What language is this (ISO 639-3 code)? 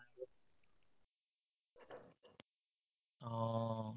asm